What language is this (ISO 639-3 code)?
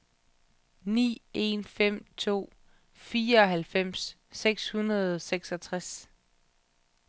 dan